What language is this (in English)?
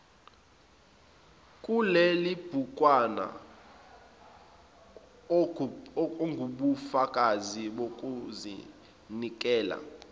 Zulu